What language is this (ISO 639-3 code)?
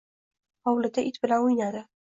uzb